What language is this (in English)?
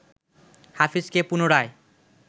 Bangla